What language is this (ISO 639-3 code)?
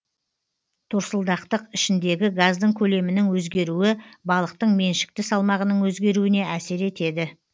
kaz